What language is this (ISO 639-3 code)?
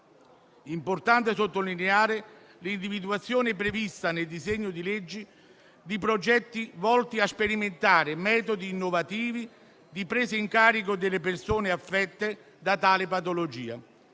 ita